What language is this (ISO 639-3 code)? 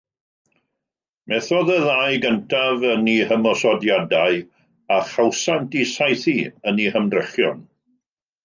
cym